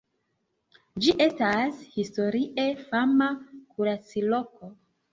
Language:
Esperanto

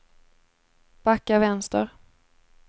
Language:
Swedish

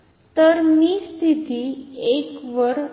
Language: Marathi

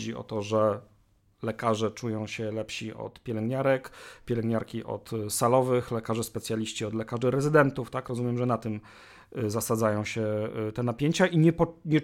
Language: Polish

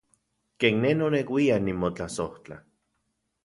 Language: Central Puebla Nahuatl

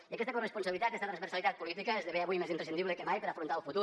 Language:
Catalan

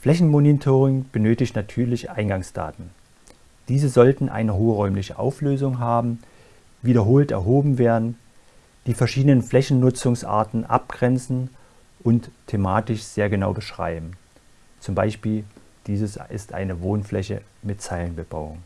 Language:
German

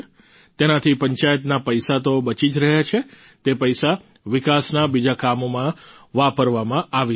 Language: Gujarati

